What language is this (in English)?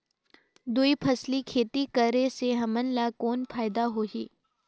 Chhattisgarhi